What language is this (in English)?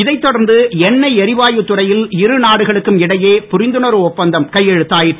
Tamil